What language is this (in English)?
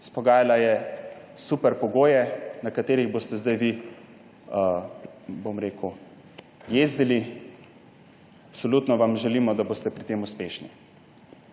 Slovenian